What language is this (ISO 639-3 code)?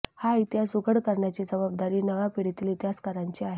mar